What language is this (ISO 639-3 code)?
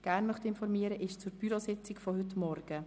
gsw